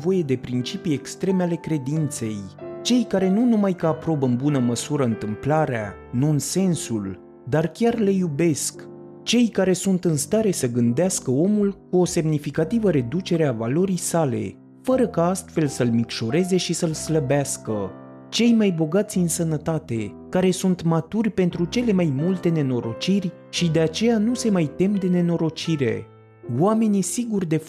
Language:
Romanian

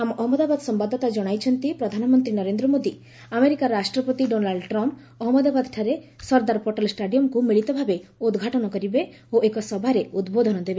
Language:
Odia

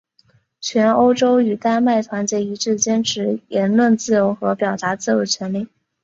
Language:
Chinese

